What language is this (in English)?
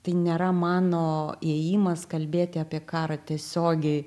Lithuanian